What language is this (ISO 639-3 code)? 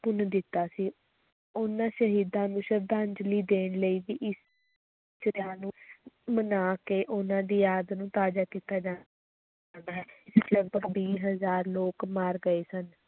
pan